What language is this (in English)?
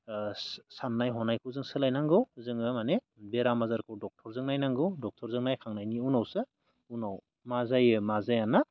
Bodo